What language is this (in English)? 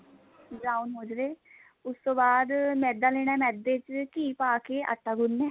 Punjabi